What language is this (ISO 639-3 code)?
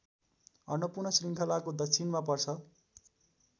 nep